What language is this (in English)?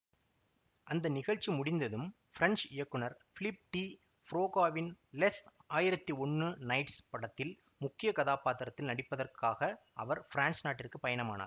Tamil